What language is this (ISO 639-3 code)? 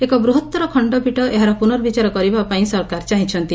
ori